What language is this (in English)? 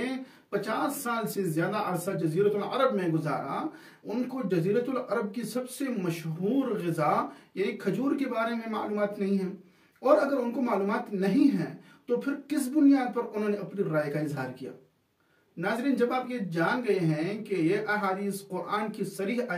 Arabic